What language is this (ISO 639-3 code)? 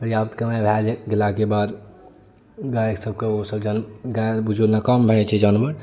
mai